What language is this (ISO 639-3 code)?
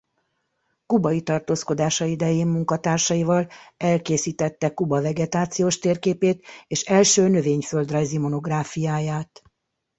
hun